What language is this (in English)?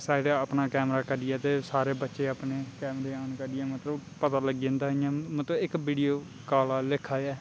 Dogri